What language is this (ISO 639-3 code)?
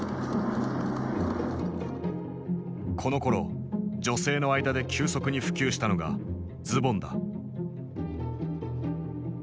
jpn